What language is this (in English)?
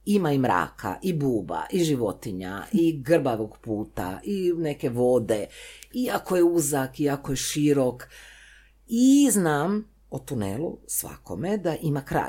Croatian